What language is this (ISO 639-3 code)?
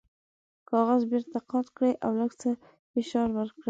pus